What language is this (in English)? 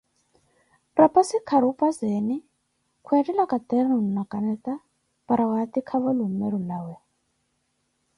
Koti